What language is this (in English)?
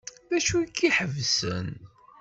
Kabyle